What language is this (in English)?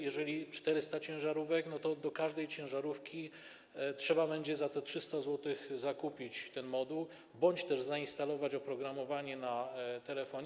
Polish